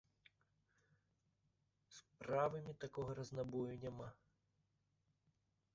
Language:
Belarusian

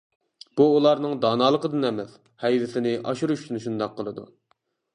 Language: Uyghur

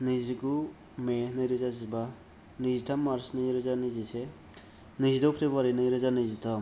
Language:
Bodo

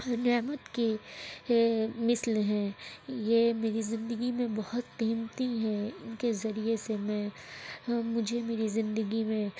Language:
Urdu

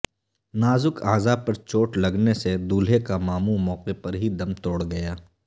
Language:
Urdu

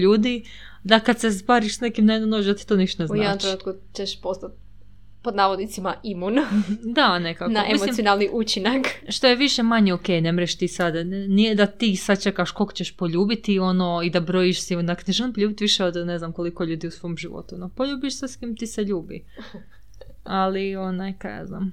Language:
Croatian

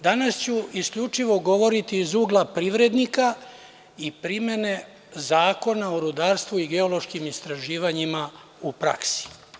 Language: Serbian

